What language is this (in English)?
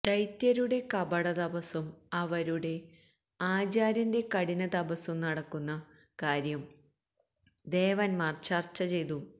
Malayalam